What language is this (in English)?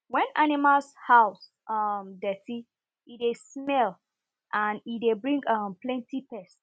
Nigerian Pidgin